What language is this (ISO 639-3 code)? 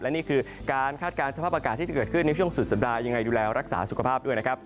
tha